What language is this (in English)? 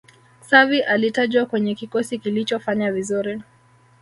Swahili